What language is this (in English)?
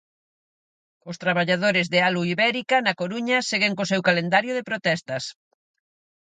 Galician